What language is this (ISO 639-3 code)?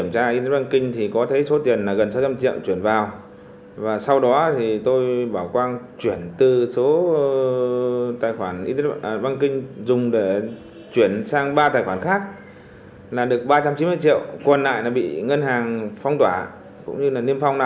vie